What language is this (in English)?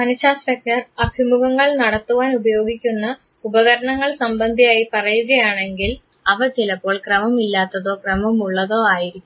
Malayalam